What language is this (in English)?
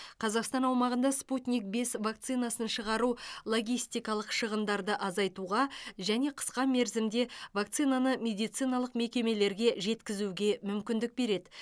Kazakh